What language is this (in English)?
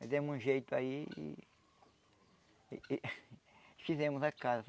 Portuguese